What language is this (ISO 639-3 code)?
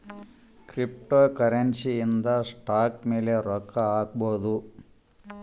kan